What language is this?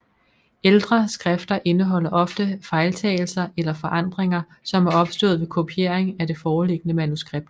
Danish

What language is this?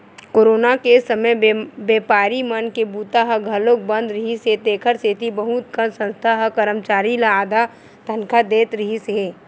Chhattisgarhi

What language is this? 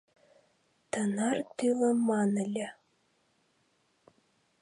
Mari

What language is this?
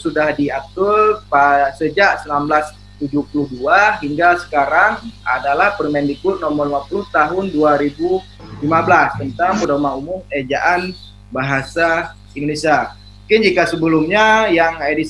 Indonesian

